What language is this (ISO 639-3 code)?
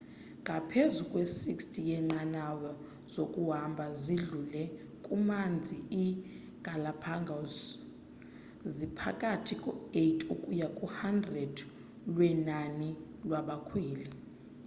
xho